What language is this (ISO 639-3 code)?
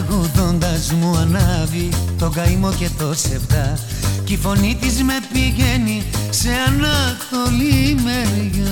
ell